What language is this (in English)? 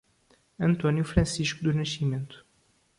Portuguese